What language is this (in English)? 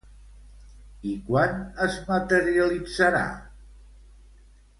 Catalan